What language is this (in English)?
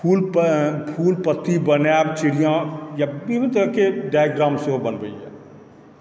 Maithili